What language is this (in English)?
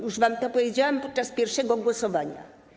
Polish